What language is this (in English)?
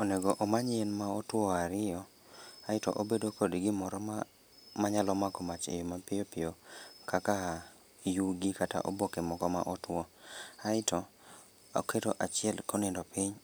Luo (Kenya and Tanzania)